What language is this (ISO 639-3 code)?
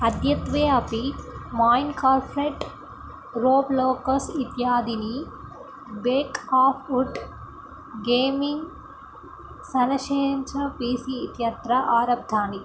san